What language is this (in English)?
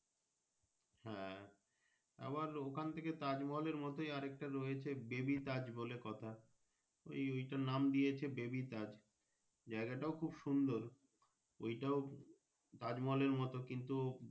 Bangla